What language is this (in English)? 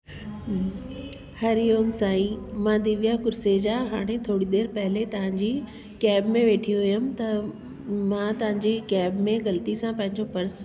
Sindhi